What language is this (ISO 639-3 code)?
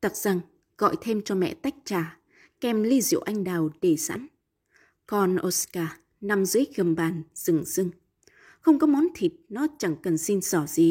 vie